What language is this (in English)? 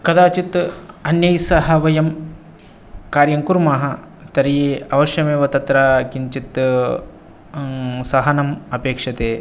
Sanskrit